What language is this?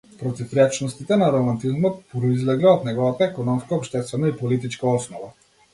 Macedonian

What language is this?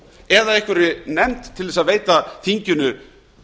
Icelandic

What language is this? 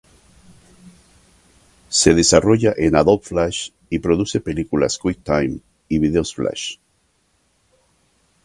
Spanish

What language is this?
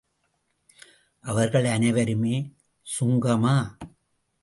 Tamil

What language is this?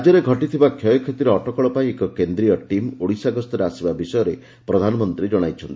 Odia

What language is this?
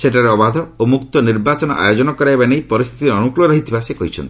Odia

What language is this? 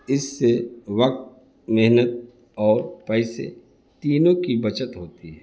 Urdu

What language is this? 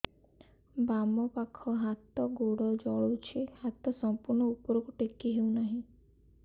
Odia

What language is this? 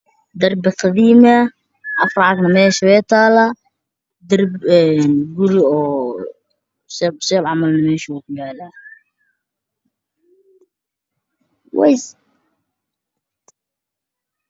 Somali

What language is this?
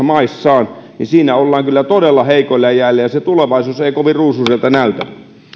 Finnish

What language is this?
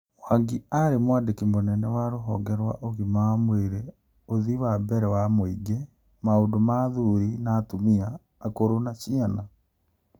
Kikuyu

